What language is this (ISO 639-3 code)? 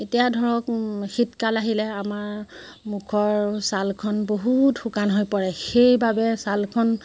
asm